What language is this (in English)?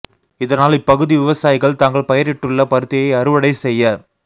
Tamil